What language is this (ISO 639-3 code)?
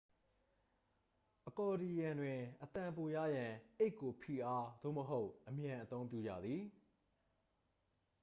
mya